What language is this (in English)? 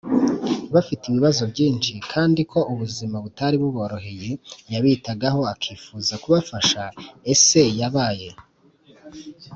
Kinyarwanda